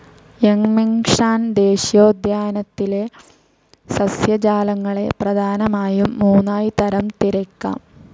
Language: Malayalam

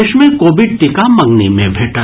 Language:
Maithili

